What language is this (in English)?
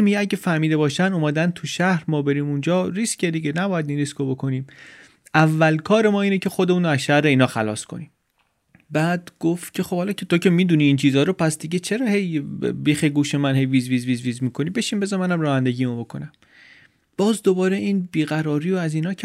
Persian